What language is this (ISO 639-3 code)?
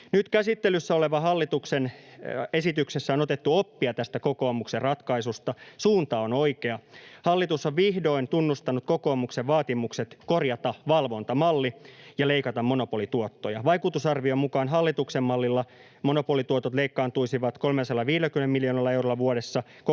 fin